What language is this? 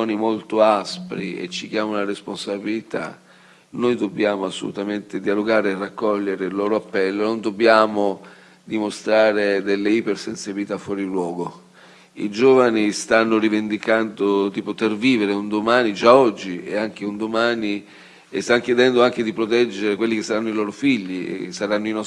Italian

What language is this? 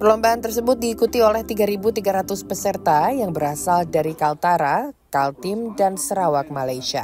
Indonesian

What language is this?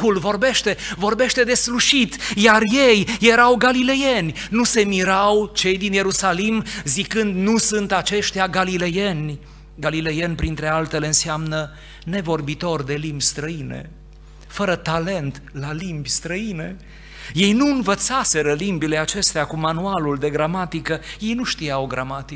Romanian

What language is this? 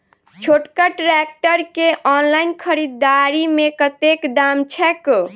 Maithili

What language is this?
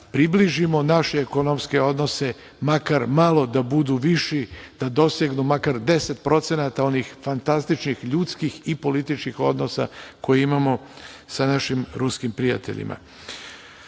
Serbian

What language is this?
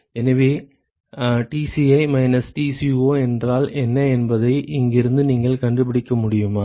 Tamil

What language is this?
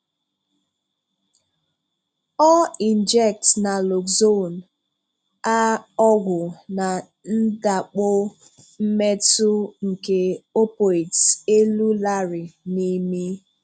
Igbo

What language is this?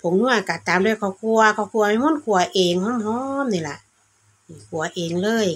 Thai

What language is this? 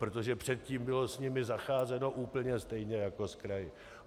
Czech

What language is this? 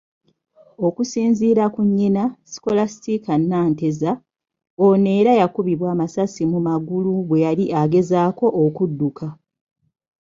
Ganda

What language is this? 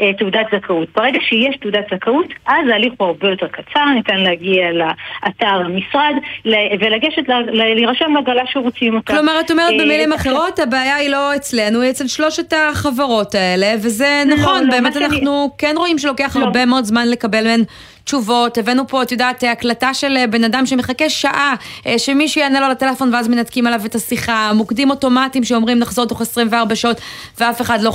Hebrew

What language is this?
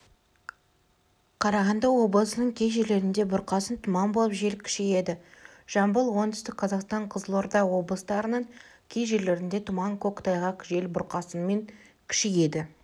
Kazakh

